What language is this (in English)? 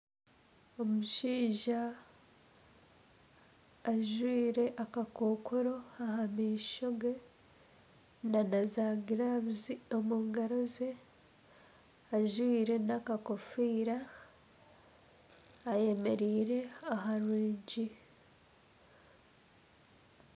Nyankole